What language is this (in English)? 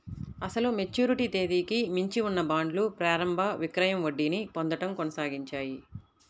Telugu